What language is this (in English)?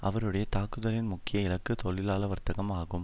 Tamil